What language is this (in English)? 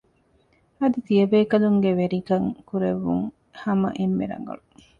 Divehi